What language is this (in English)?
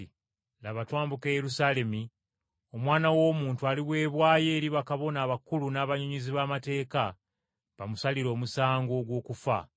Ganda